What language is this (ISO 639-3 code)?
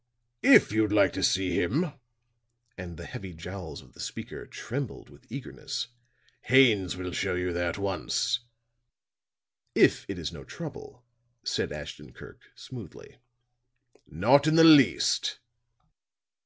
eng